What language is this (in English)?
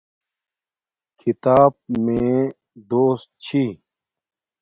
Domaaki